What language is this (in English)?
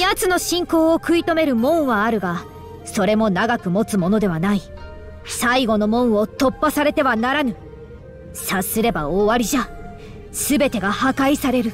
Japanese